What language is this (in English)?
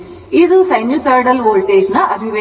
Kannada